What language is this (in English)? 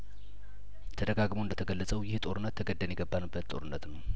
Amharic